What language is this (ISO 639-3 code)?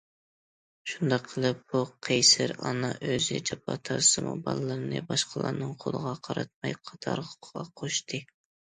uig